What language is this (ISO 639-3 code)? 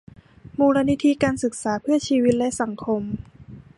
tha